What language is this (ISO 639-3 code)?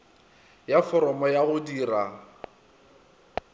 nso